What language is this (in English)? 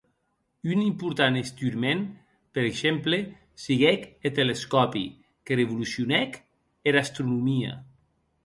Occitan